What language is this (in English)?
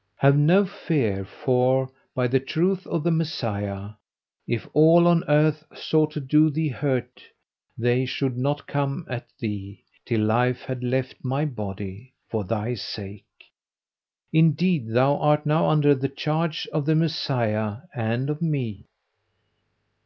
English